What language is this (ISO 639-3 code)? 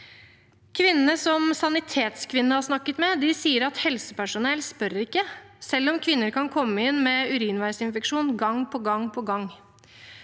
nor